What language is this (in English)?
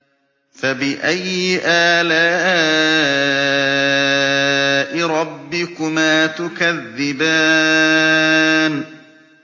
Arabic